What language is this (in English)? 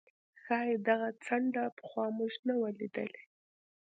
Pashto